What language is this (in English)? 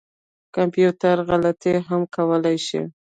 Pashto